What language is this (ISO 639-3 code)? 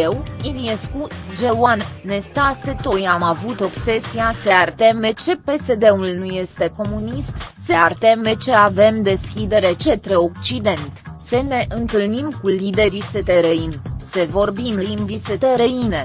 ron